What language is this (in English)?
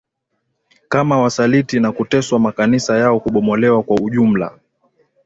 Swahili